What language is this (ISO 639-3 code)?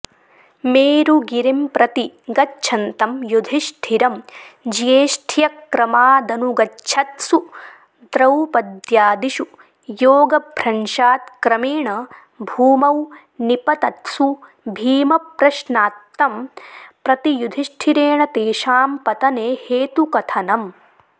san